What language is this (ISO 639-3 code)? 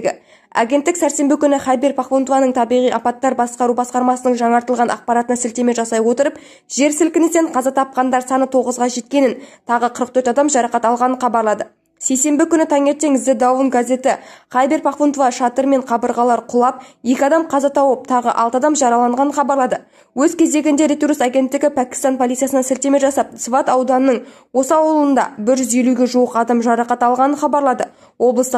tur